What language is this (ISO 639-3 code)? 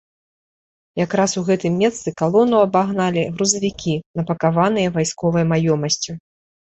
bel